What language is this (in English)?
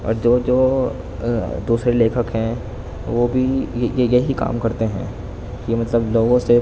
Urdu